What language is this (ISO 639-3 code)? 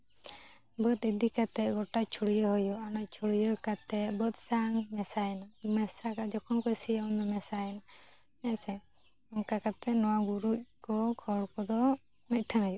sat